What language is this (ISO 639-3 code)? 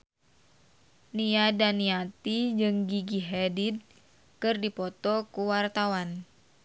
sun